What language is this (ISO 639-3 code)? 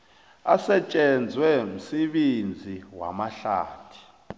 nbl